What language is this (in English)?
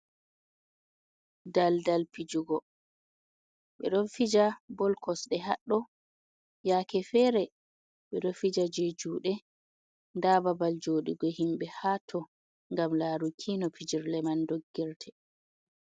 Fula